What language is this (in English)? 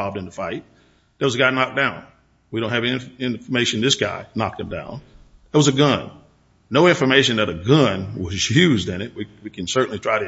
English